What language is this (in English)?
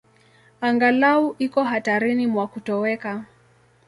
Swahili